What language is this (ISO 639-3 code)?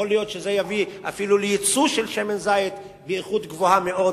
heb